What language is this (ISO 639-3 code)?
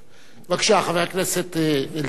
heb